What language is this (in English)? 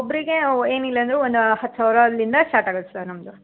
Kannada